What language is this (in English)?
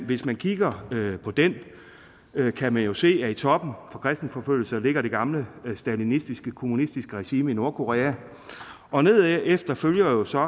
Danish